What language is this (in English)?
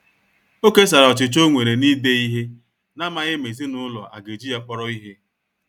Igbo